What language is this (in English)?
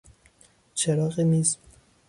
Persian